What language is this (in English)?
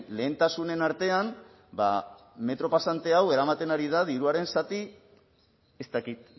Basque